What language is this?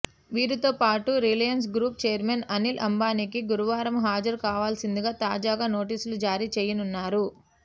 Telugu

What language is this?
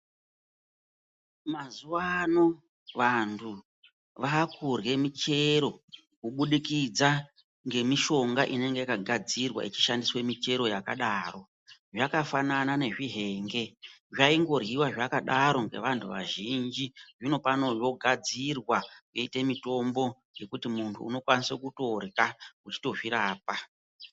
Ndau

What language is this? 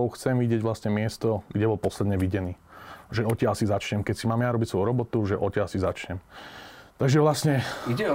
Slovak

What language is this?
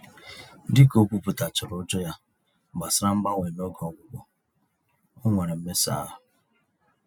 Igbo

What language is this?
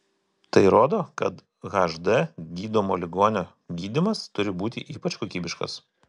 Lithuanian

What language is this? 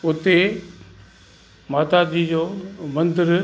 Sindhi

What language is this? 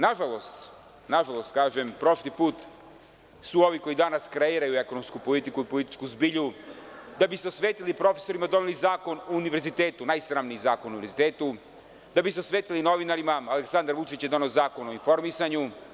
Serbian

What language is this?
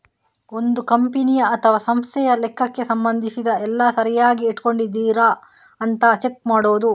Kannada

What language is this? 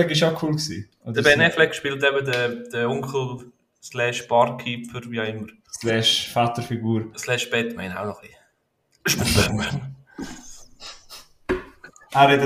German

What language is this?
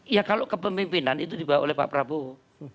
Indonesian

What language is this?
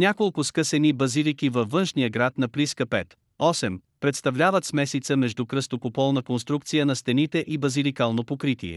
Bulgarian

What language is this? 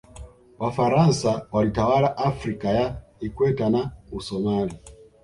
Swahili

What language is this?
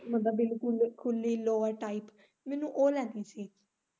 Punjabi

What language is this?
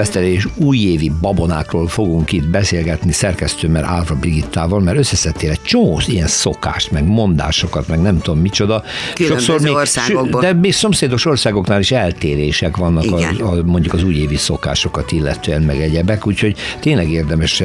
Hungarian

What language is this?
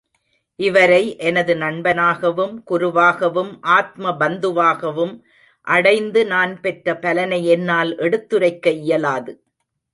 Tamil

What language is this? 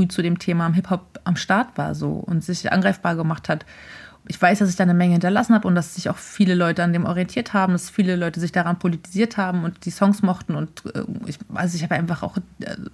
German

